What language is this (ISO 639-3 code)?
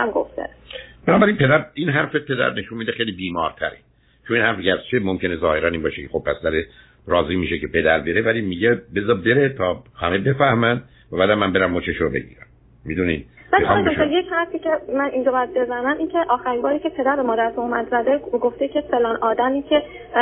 fas